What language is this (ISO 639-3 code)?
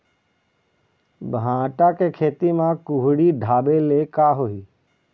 hne